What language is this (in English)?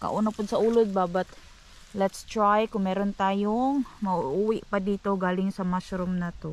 Filipino